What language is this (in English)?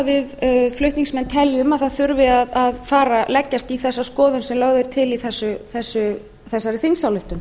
Icelandic